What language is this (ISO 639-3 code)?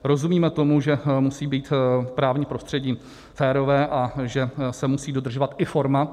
ces